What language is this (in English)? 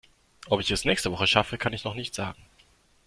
German